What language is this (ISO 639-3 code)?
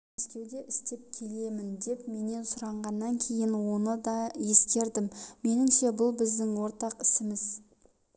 kaz